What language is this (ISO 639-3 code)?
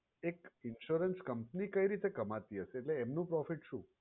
guj